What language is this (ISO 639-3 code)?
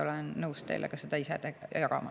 est